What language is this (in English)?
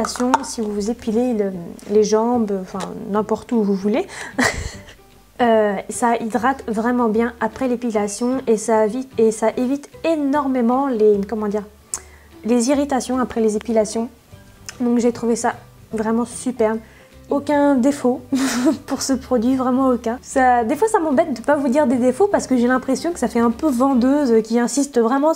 French